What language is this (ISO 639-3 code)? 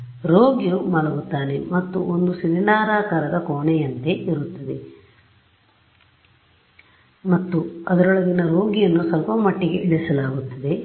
kan